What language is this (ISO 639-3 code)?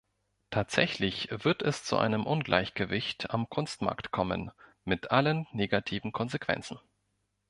deu